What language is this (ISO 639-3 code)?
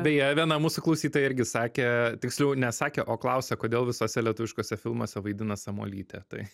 lit